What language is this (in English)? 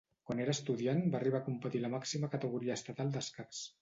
Catalan